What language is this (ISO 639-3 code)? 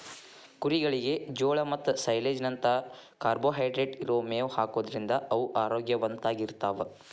kan